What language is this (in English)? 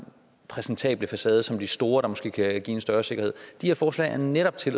Danish